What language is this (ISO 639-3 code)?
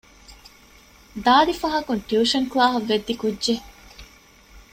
div